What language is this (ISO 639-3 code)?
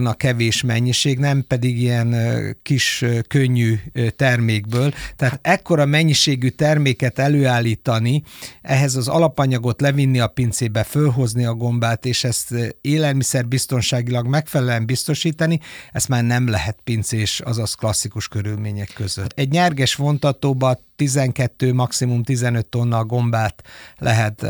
hun